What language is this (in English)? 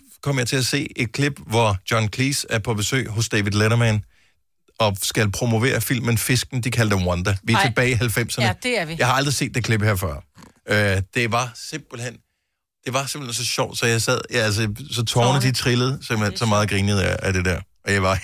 Danish